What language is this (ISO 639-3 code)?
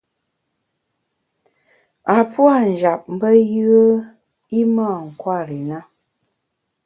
bax